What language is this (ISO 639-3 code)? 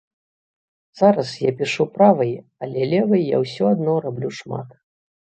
bel